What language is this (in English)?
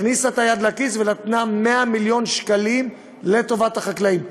Hebrew